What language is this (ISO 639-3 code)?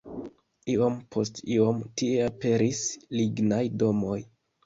epo